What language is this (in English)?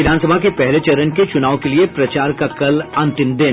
Hindi